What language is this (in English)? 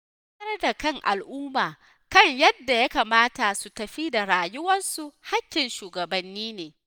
Hausa